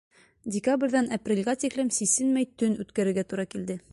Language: Bashkir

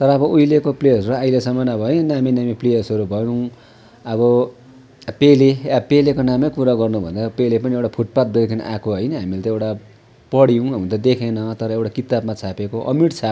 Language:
Nepali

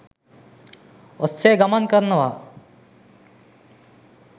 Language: Sinhala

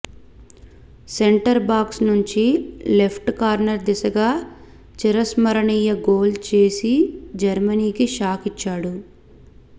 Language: Telugu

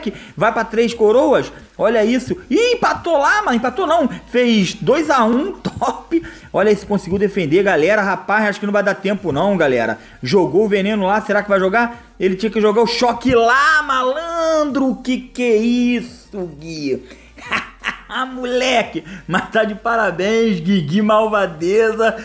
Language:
Portuguese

